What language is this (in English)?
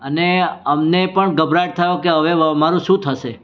Gujarati